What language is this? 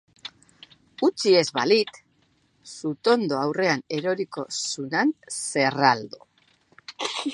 Basque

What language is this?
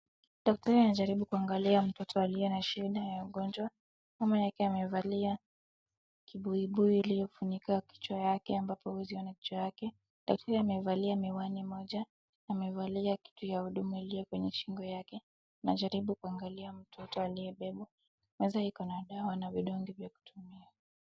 Swahili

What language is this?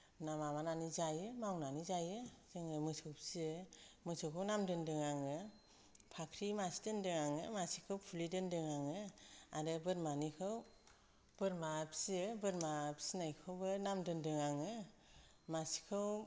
Bodo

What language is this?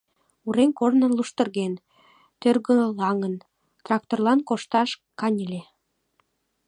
Mari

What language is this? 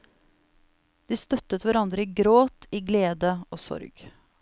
Norwegian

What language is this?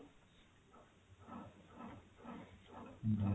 Odia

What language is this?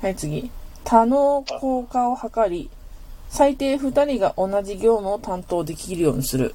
Japanese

